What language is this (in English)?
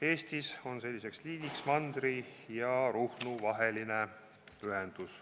Estonian